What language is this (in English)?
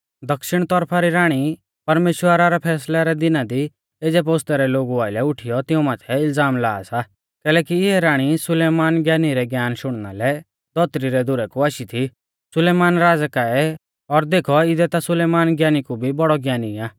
Mahasu Pahari